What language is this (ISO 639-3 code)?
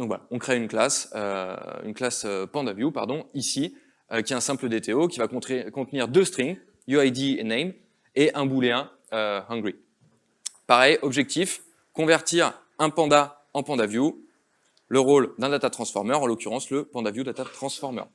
fra